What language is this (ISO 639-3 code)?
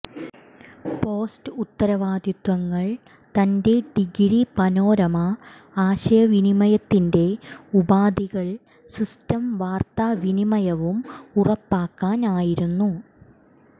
mal